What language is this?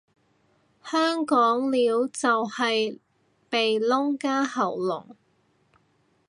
Cantonese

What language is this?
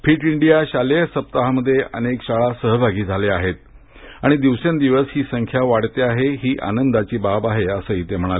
Marathi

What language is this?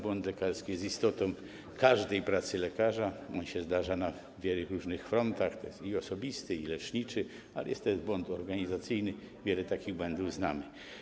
Polish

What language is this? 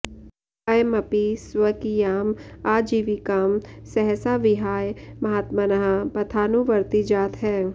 Sanskrit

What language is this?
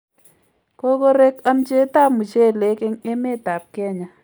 Kalenjin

